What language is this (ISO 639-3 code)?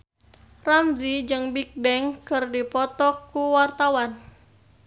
sun